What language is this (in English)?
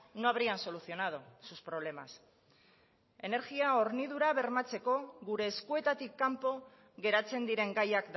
Basque